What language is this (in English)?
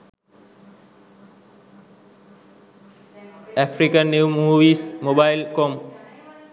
Sinhala